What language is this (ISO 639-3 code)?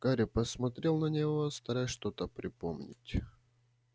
rus